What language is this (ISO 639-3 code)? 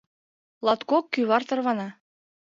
chm